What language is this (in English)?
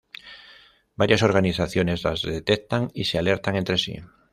Spanish